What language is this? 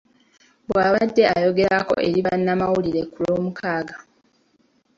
Ganda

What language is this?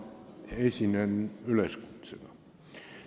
Estonian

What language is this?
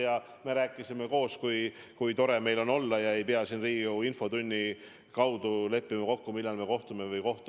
Estonian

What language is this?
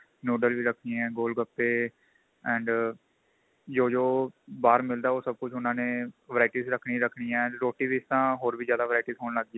Punjabi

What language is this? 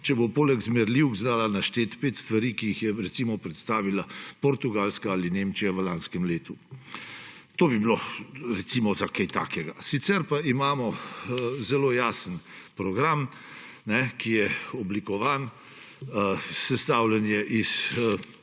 Slovenian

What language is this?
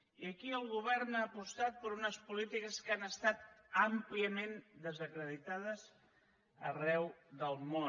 Catalan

